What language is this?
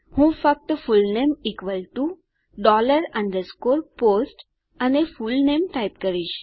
Gujarati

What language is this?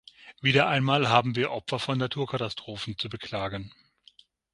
German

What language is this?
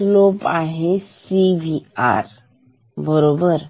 Marathi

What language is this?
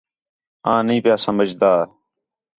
Khetrani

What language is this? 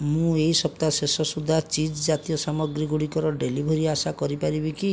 Odia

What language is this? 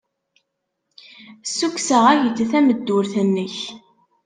Kabyle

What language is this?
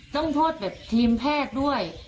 Thai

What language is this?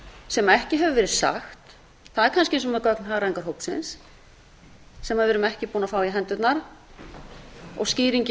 Icelandic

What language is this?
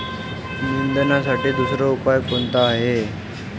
Marathi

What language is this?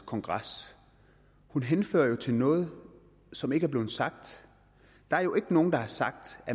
Danish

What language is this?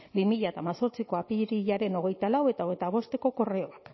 Basque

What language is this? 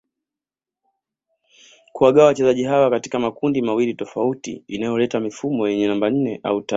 Swahili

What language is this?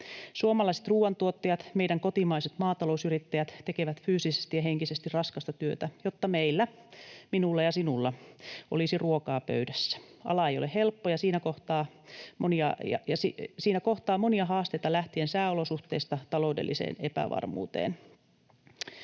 Finnish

